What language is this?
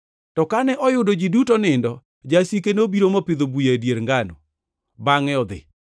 Luo (Kenya and Tanzania)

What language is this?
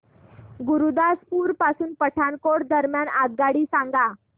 Marathi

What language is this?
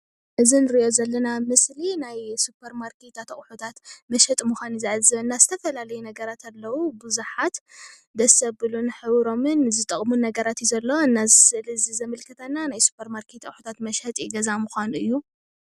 Tigrinya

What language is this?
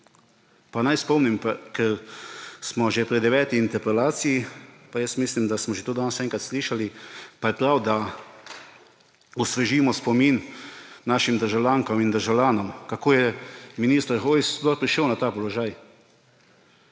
Slovenian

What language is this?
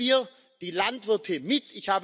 German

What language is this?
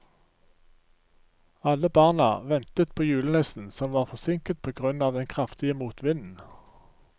Norwegian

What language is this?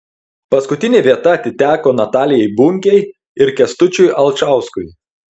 Lithuanian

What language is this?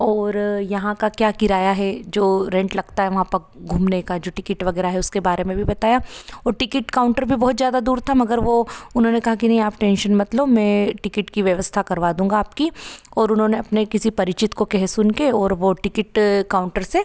Hindi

